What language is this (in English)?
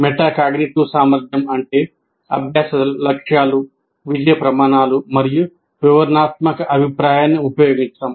Telugu